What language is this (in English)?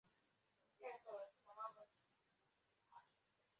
Igbo